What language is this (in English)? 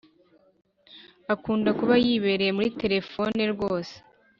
Kinyarwanda